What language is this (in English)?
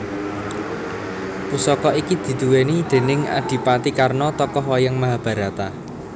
Javanese